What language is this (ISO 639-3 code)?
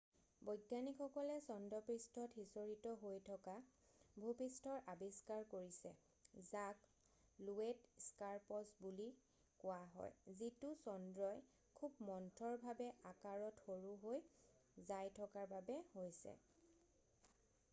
asm